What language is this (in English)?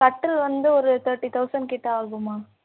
Tamil